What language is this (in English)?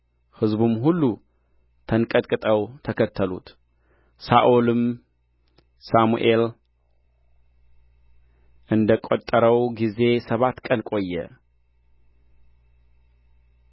Amharic